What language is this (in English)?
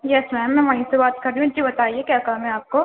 Urdu